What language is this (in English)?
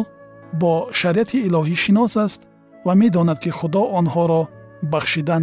Persian